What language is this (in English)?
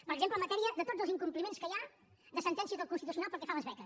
Catalan